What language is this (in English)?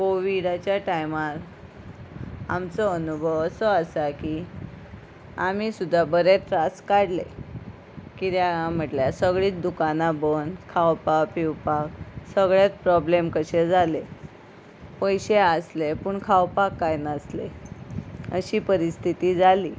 Konkani